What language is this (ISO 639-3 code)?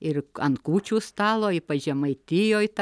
lit